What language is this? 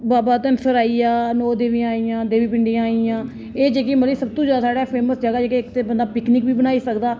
Dogri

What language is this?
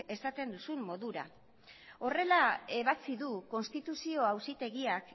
Basque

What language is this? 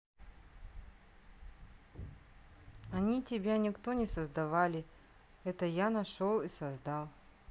Russian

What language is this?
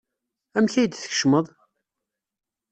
Kabyle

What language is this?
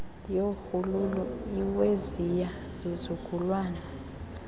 Xhosa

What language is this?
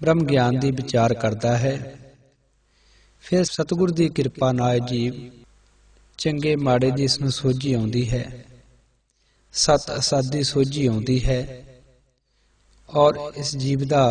Hindi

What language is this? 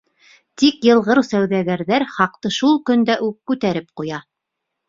Bashkir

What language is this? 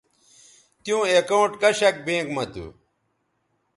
Bateri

